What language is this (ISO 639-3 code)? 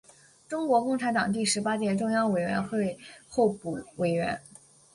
zho